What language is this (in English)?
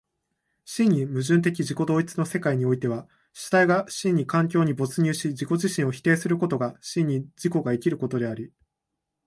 Japanese